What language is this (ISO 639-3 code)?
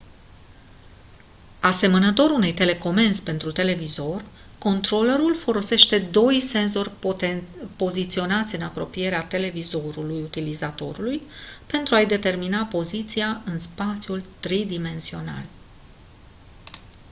ron